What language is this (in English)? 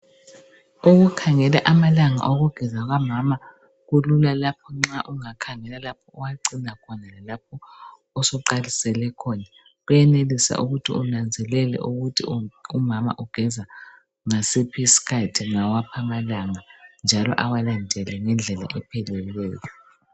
North Ndebele